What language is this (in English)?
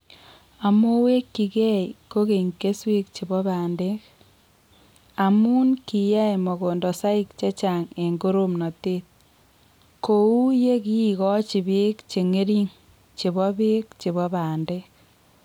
Kalenjin